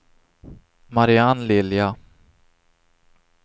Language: Swedish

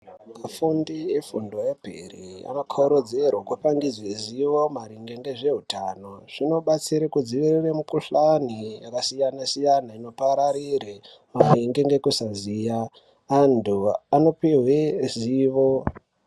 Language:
Ndau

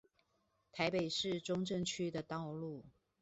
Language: Chinese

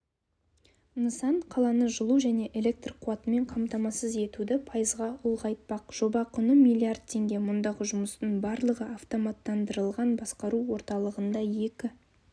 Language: Kazakh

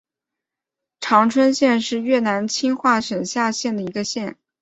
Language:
Chinese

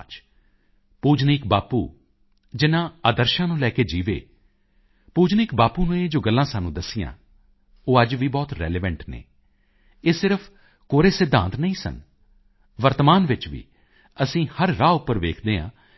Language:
Punjabi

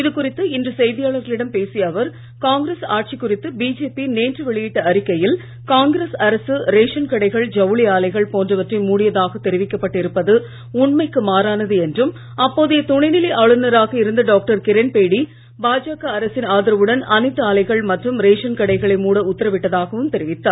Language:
Tamil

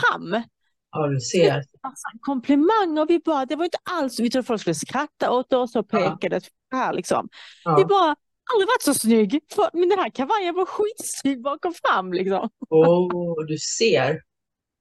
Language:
Swedish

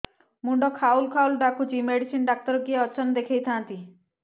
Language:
Odia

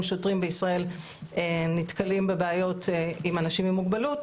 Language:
Hebrew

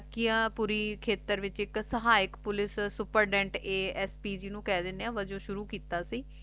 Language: Punjabi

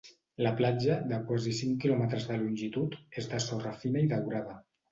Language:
Catalan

